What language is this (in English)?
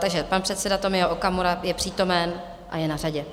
Czech